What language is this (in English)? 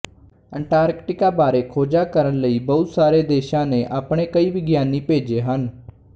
Punjabi